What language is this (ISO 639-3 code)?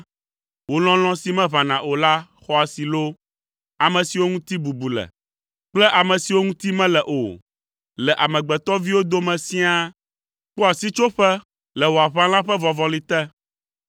ewe